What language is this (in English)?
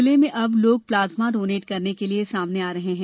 Hindi